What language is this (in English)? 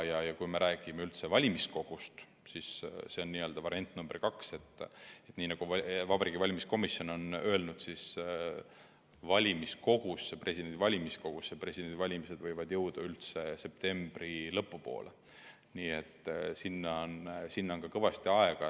Estonian